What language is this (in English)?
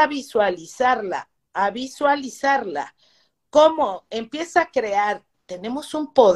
Spanish